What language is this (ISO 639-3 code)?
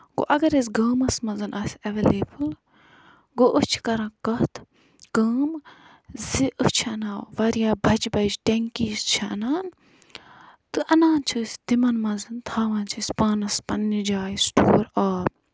kas